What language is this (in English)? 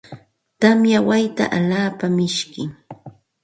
Santa Ana de Tusi Pasco Quechua